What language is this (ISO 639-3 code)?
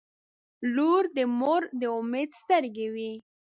pus